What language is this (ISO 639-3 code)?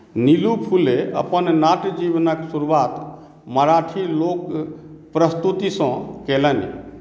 mai